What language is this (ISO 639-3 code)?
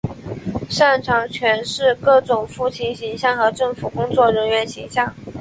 zho